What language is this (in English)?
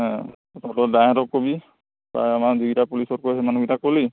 Assamese